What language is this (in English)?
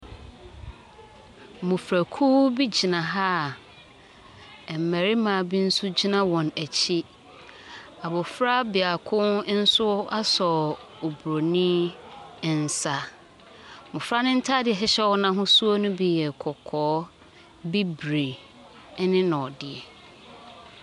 Akan